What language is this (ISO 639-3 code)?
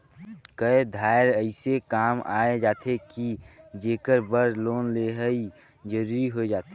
hne